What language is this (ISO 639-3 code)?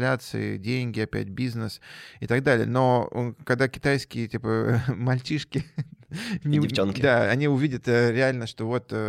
rus